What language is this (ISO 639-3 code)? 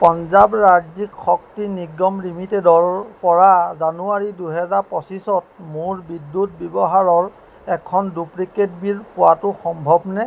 asm